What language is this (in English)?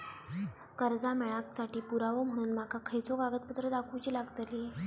Marathi